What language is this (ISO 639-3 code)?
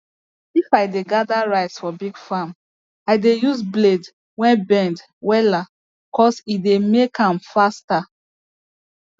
pcm